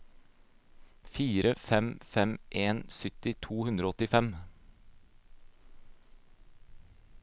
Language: Norwegian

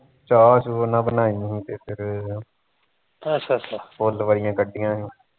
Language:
Punjabi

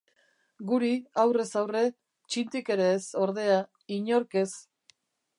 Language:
Basque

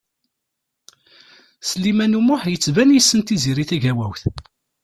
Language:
Kabyle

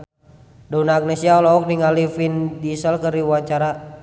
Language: Sundanese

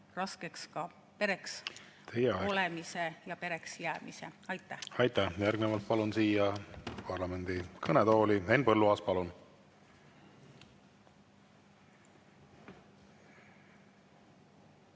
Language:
Estonian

